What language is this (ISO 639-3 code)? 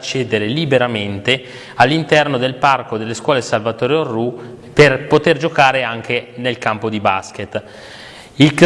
ita